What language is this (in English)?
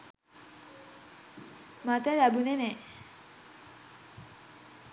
Sinhala